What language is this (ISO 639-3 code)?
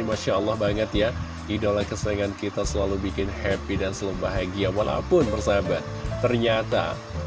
ind